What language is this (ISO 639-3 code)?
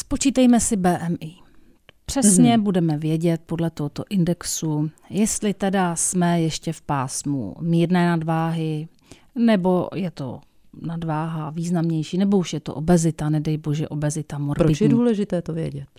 ces